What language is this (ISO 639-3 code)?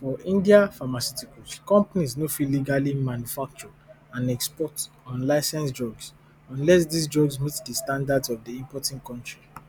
pcm